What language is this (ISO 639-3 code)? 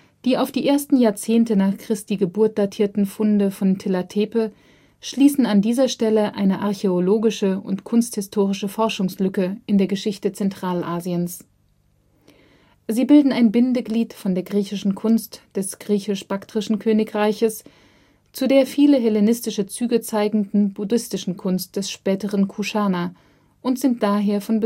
deu